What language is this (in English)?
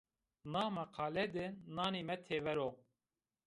Zaza